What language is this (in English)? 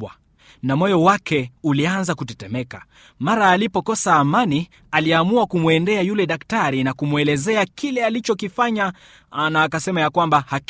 Swahili